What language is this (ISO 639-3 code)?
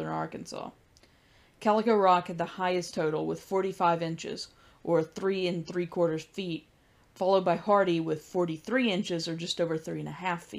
eng